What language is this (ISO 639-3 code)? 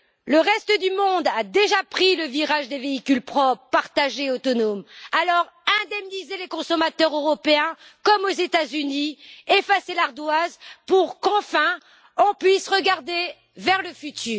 fra